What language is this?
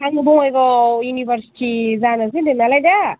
Bodo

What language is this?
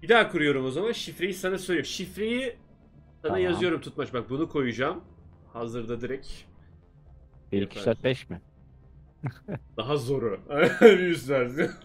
Turkish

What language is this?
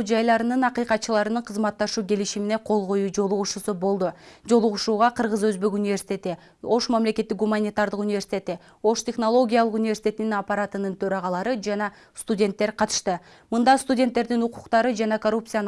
Turkish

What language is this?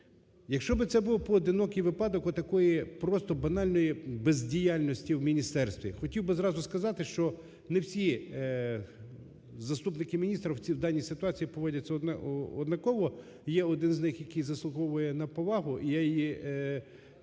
Ukrainian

